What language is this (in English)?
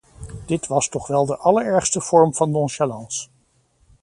Dutch